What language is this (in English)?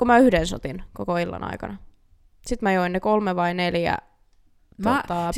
Finnish